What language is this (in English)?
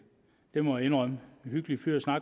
Danish